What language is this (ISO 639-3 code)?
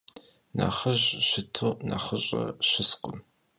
kbd